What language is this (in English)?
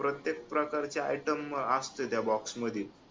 Marathi